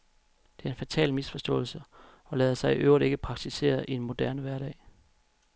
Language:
Danish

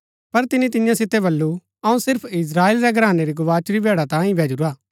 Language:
Gaddi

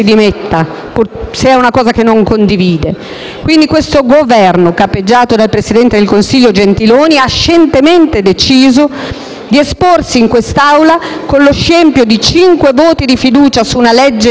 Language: Italian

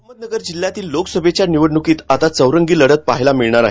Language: Marathi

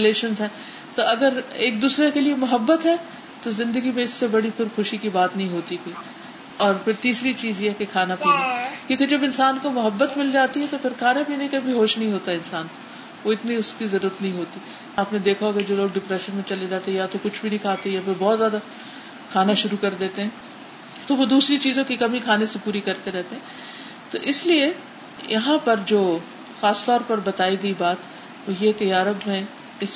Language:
Urdu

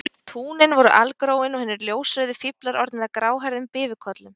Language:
Icelandic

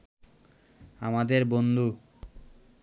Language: Bangla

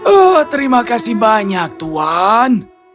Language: Indonesian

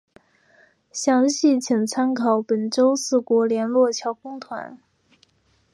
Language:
Chinese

